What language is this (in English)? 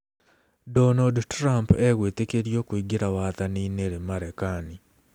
Kikuyu